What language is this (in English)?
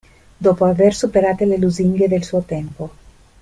Italian